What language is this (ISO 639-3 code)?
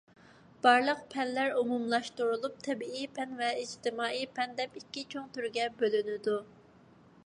uig